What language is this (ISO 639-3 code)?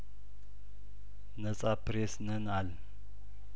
amh